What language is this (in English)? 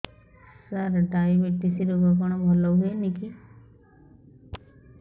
Odia